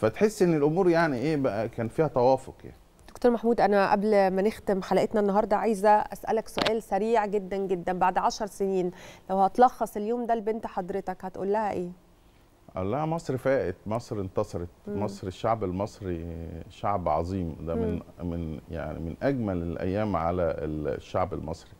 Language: Arabic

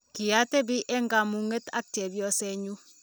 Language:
Kalenjin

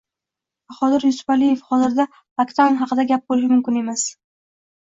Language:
Uzbek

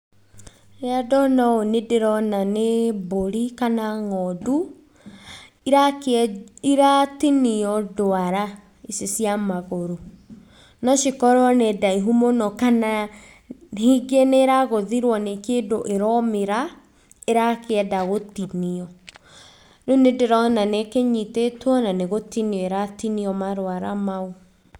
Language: Kikuyu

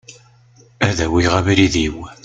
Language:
Kabyle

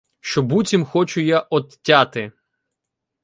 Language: Ukrainian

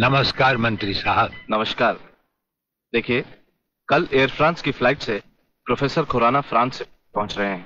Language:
Hindi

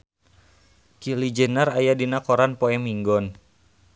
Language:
Sundanese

